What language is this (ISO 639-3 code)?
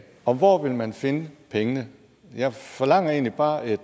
dan